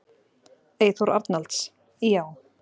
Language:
Icelandic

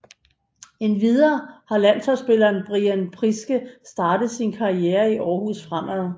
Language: Danish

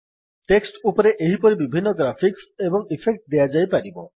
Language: Odia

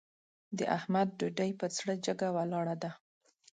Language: Pashto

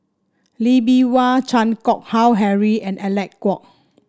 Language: English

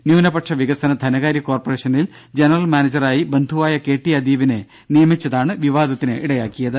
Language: Malayalam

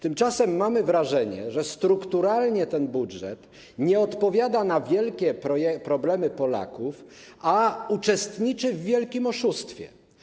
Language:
Polish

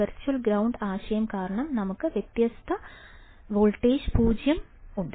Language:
Malayalam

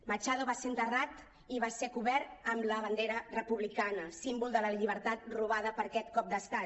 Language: Catalan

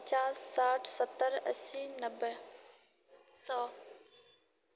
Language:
Maithili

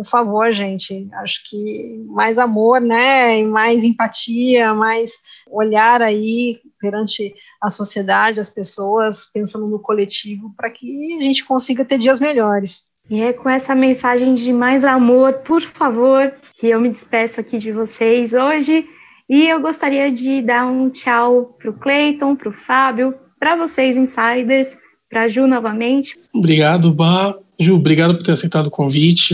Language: Portuguese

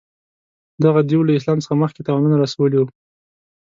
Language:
Pashto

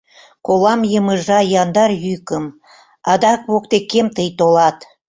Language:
Mari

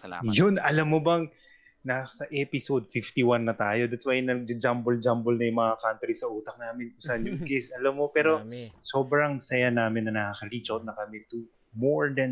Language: Filipino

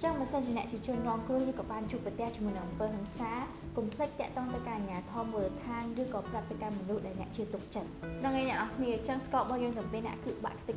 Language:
Vietnamese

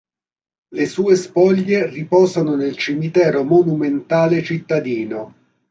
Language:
Italian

